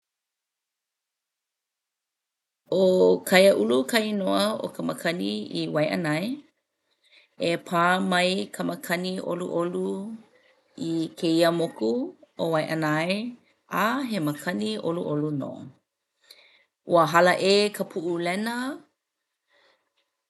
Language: Hawaiian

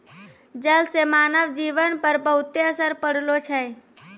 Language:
Maithili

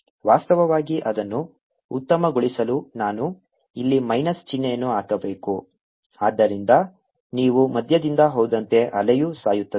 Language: Kannada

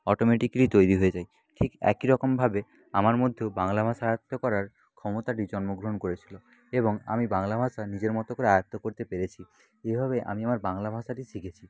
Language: Bangla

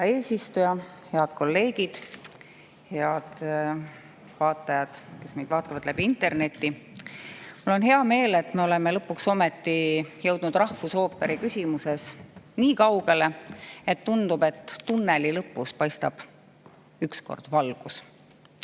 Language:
Estonian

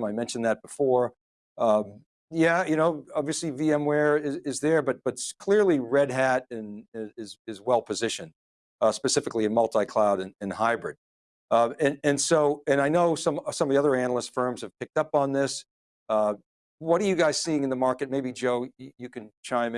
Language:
English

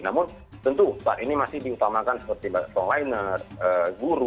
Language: Indonesian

